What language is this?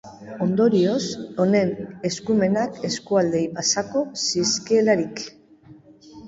Basque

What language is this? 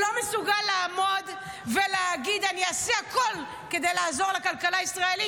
Hebrew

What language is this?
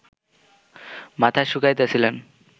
Bangla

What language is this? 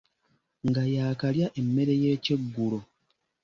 Ganda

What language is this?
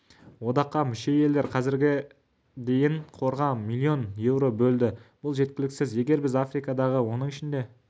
Kazakh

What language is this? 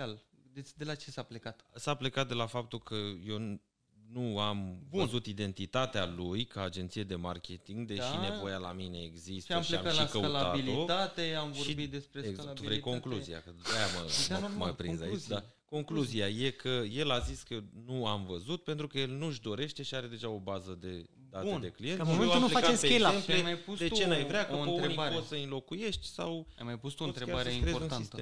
Romanian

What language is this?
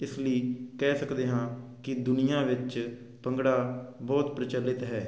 Punjabi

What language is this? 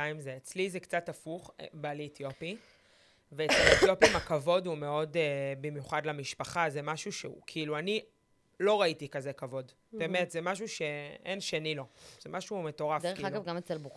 Hebrew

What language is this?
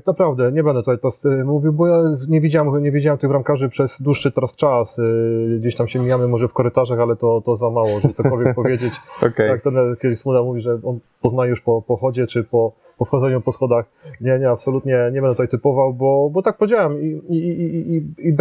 Polish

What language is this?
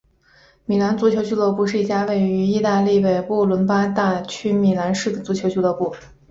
Chinese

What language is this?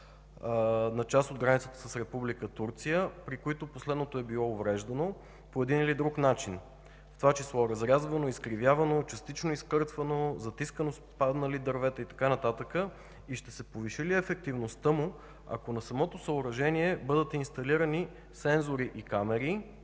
Bulgarian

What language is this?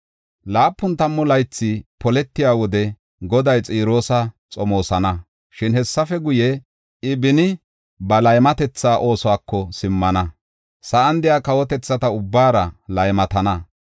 Gofa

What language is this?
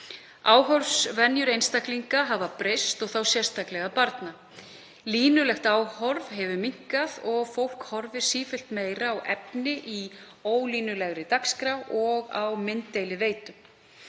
Icelandic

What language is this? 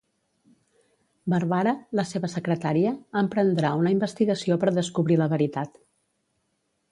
Catalan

